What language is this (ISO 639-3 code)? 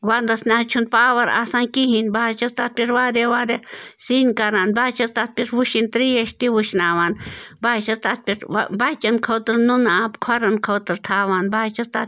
kas